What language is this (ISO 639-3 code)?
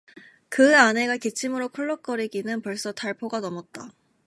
kor